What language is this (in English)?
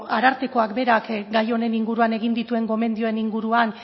Basque